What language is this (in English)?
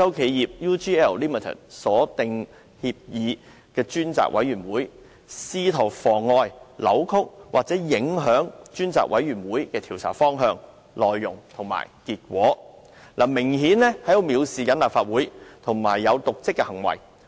Cantonese